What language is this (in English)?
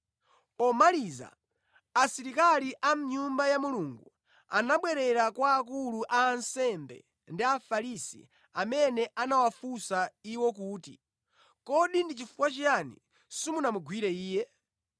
Nyanja